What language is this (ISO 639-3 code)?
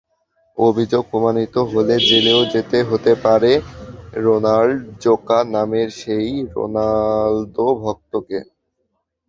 ben